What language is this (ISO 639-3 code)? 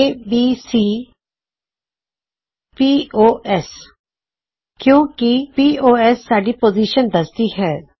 pan